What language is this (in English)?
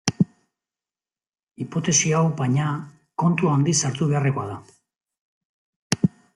Basque